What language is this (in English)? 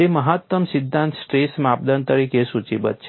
Gujarati